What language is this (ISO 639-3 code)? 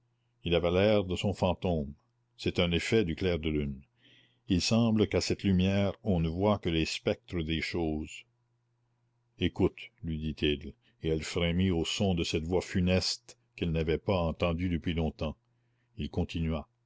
fra